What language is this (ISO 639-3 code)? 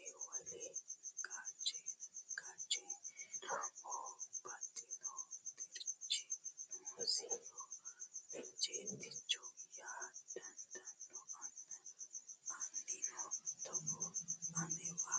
sid